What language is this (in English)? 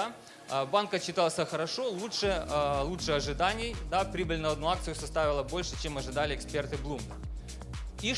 Russian